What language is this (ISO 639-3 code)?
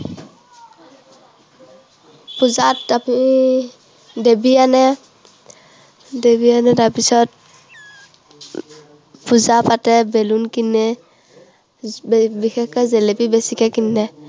asm